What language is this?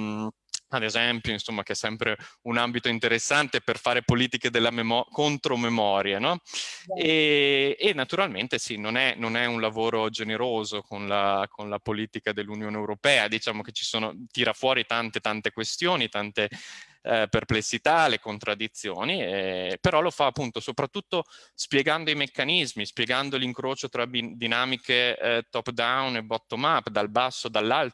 Italian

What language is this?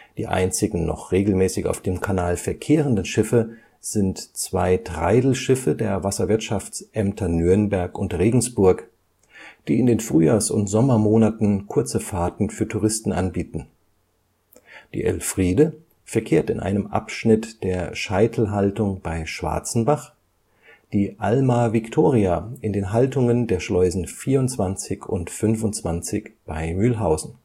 German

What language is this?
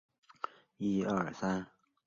Chinese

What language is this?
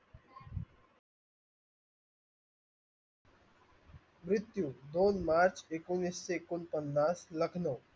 Marathi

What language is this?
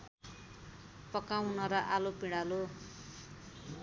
Nepali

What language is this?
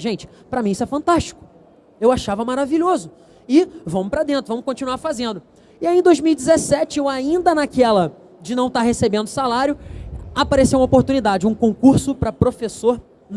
Portuguese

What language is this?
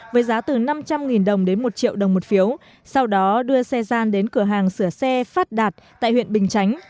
Vietnamese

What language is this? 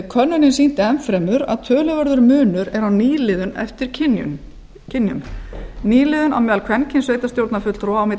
Icelandic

